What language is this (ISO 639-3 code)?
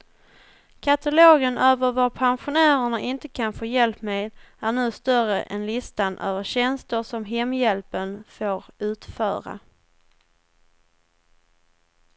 swe